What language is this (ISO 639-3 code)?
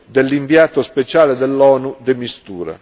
ita